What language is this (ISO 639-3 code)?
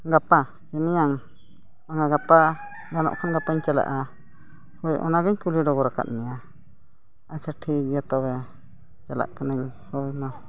sat